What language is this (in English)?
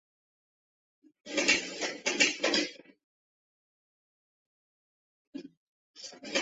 Chinese